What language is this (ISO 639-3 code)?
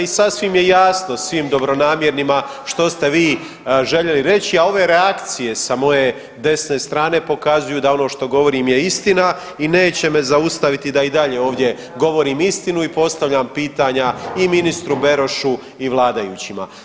hrv